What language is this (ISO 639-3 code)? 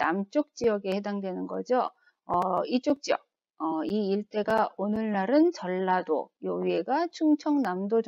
kor